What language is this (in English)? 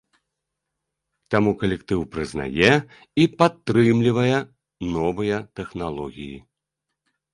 Belarusian